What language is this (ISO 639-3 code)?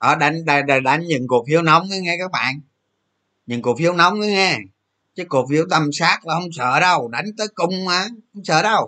vie